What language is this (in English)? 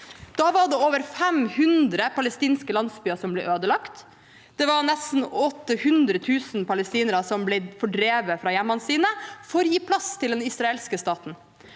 Norwegian